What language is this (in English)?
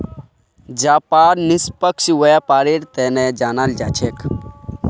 Magahi